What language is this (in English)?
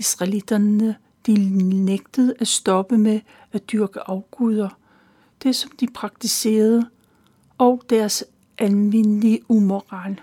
Danish